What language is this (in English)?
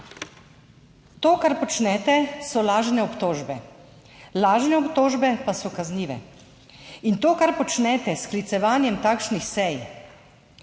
Slovenian